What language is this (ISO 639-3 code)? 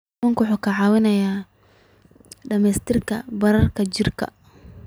som